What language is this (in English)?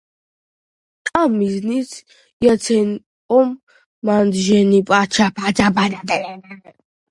Georgian